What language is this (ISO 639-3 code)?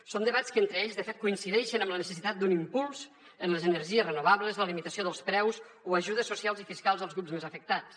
cat